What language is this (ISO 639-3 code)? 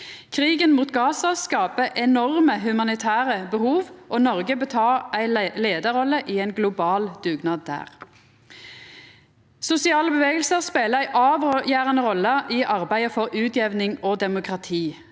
nor